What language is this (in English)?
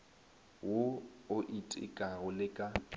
Northern Sotho